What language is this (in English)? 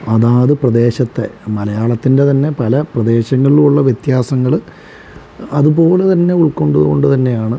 Malayalam